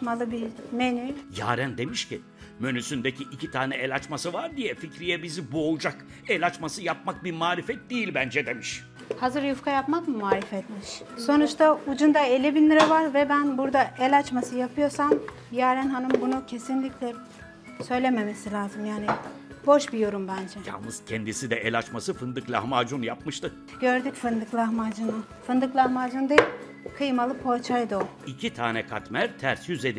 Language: Turkish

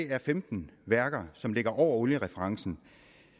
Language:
Danish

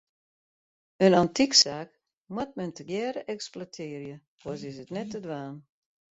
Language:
Western Frisian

